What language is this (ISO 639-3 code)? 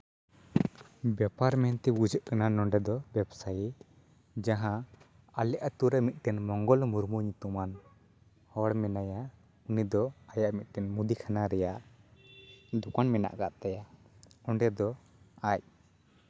sat